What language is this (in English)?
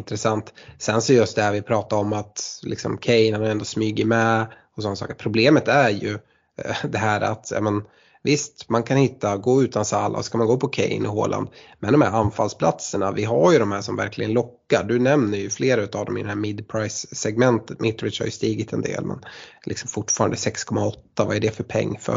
Swedish